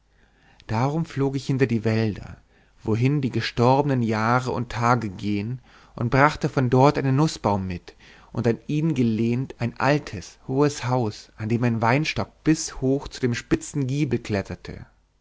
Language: German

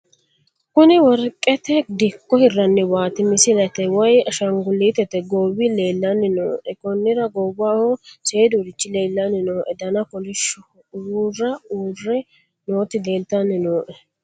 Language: Sidamo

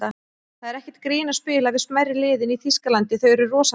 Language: Icelandic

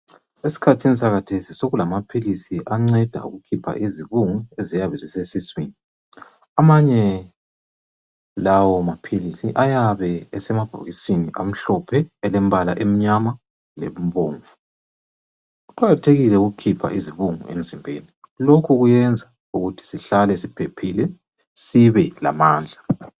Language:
North Ndebele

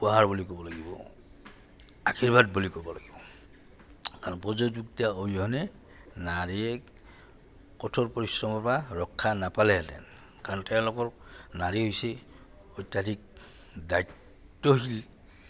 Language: Assamese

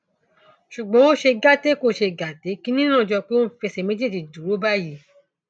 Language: Yoruba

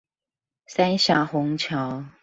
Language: Chinese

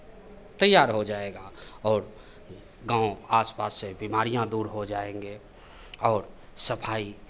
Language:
Hindi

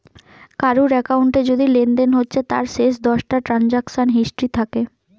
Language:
Bangla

